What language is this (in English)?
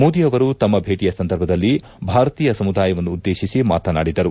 Kannada